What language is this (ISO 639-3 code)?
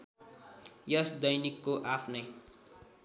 nep